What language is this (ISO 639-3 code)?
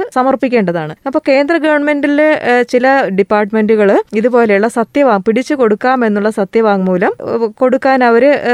mal